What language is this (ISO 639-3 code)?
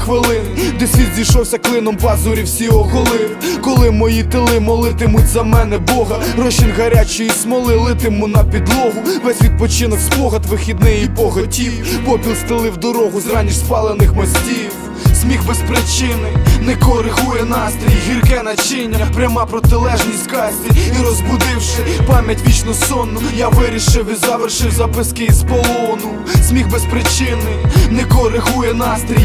ukr